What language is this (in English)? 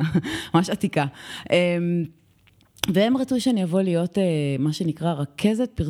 Hebrew